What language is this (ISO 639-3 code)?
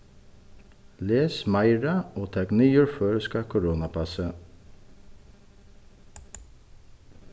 fao